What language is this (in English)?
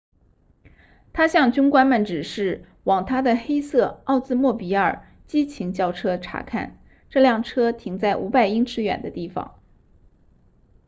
Chinese